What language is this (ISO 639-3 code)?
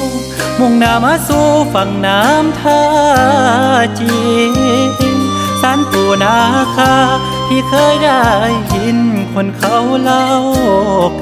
tha